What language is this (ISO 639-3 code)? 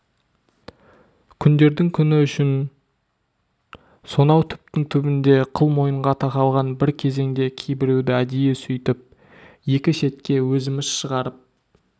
kaz